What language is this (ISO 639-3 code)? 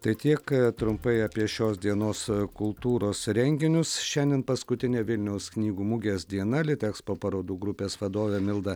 lit